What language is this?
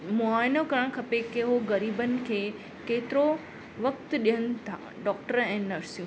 Sindhi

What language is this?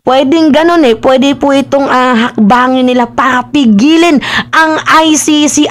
Filipino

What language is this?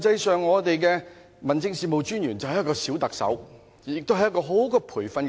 Cantonese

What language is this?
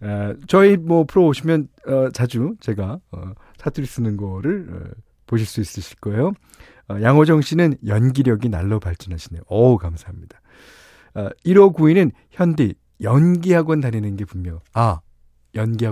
Korean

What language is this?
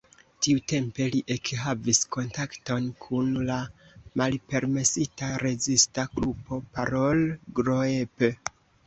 Esperanto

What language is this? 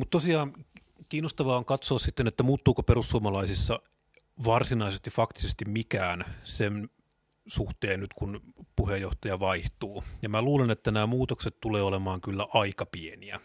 Finnish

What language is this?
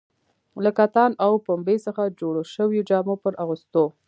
Pashto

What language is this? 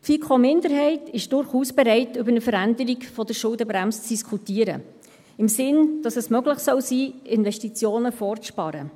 Swiss German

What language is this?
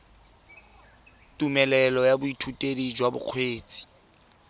Tswana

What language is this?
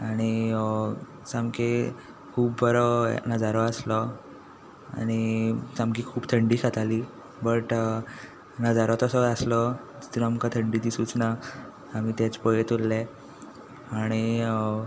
Konkani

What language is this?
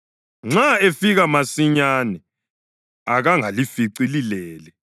North Ndebele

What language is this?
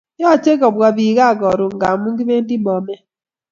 Kalenjin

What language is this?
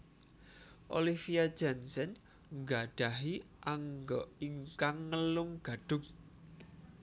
Javanese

